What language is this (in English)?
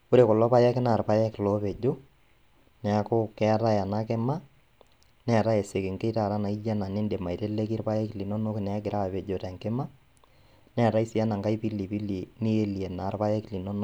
Masai